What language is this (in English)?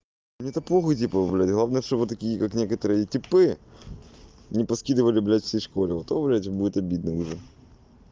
Russian